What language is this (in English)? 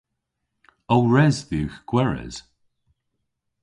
Cornish